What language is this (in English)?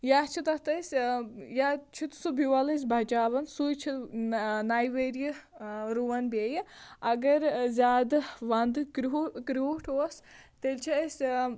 Kashmiri